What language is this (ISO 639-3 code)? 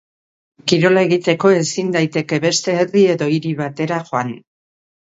eus